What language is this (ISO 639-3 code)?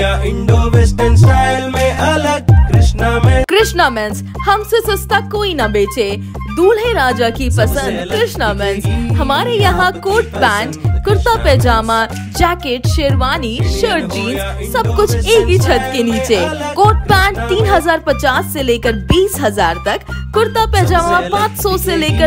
hin